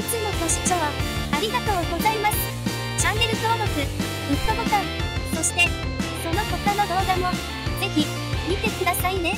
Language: Japanese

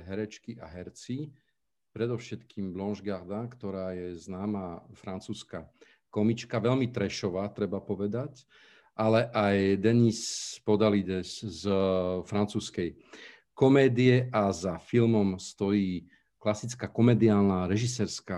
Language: Slovak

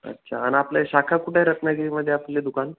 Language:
Marathi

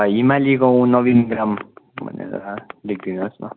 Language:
Nepali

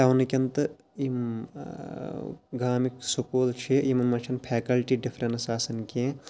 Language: Kashmiri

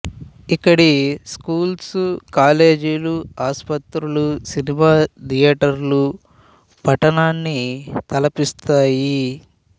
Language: Telugu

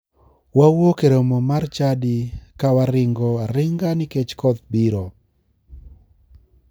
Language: Luo (Kenya and Tanzania)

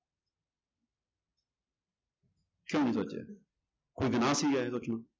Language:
Punjabi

